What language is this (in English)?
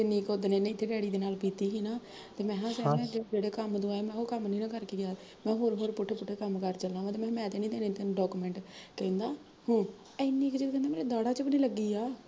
Punjabi